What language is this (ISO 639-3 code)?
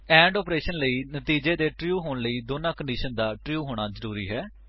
pan